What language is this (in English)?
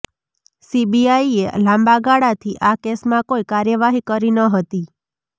Gujarati